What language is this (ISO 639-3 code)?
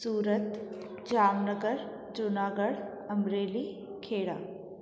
snd